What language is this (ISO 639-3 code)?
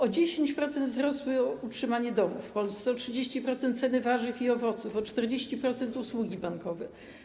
pol